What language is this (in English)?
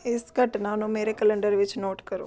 Punjabi